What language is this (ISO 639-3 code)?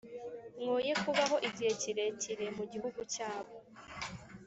kin